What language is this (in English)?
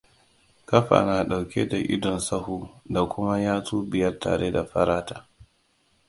Hausa